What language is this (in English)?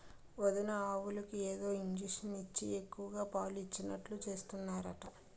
Telugu